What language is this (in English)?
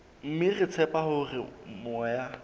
Southern Sotho